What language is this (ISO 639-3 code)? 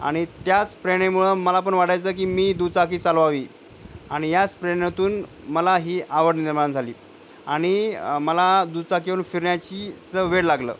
mar